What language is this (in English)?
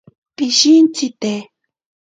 Ashéninka Perené